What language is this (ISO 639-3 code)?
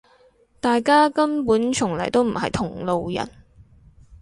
yue